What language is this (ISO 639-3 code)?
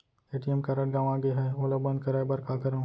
hne